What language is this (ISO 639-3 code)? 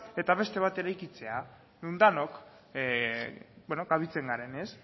eus